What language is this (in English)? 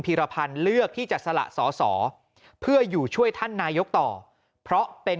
Thai